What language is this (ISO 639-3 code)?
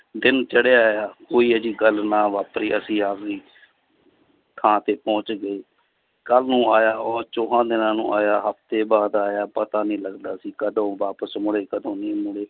pan